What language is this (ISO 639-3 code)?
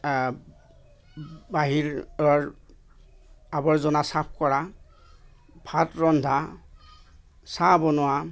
asm